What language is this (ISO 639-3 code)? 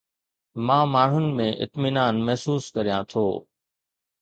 snd